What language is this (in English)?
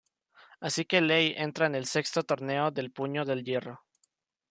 Spanish